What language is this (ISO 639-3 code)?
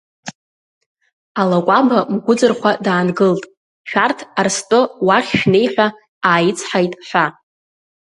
abk